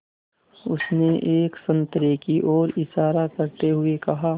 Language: Hindi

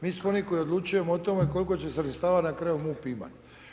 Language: Croatian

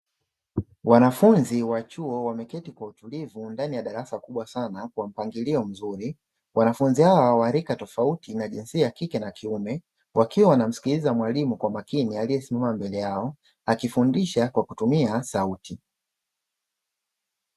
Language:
Swahili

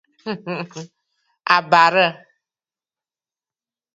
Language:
Bafut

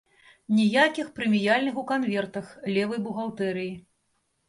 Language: Belarusian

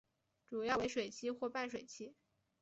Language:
Chinese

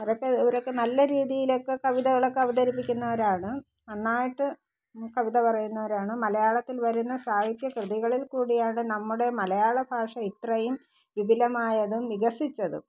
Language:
Malayalam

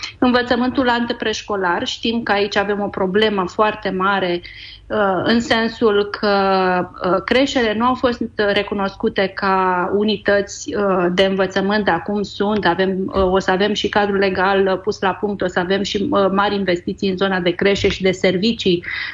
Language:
Romanian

